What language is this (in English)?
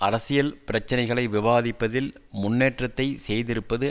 Tamil